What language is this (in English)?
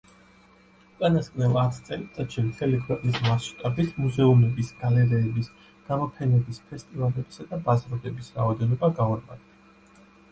Georgian